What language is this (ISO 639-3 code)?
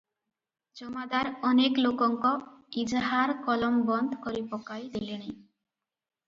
ori